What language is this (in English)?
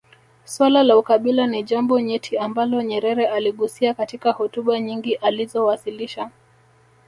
Swahili